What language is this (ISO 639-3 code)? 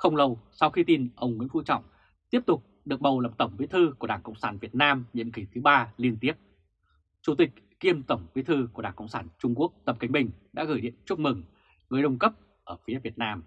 vie